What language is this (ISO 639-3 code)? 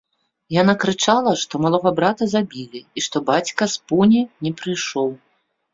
bel